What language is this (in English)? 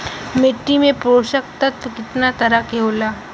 Bhojpuri